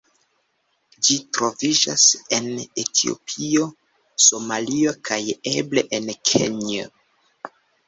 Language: Esperanto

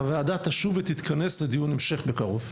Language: Hebrew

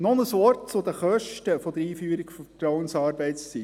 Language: Swiss German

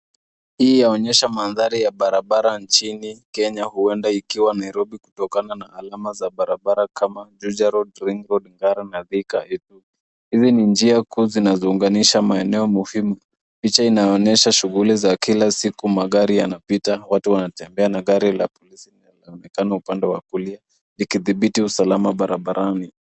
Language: Swahili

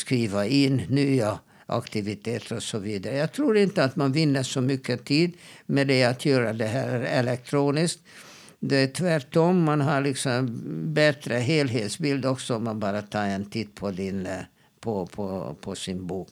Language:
Swedish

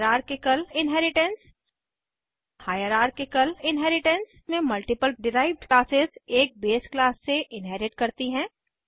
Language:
Hindi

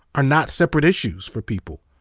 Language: English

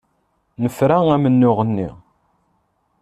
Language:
Kabyle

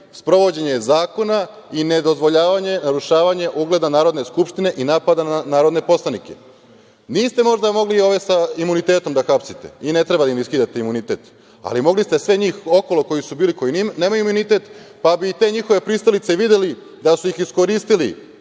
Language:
Serbian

